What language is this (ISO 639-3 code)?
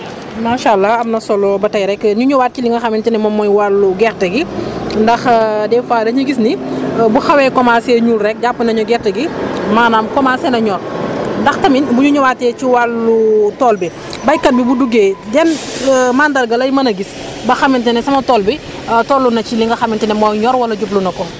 wol